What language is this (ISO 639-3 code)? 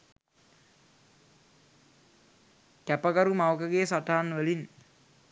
sin